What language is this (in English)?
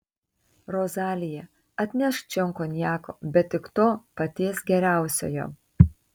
Lithuanian